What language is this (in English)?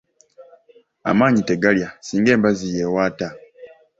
Ganda